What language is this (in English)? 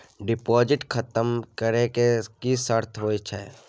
Maithili